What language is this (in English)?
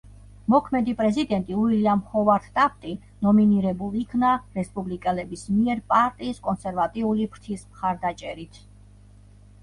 Georgian